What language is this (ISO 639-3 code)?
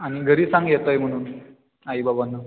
mar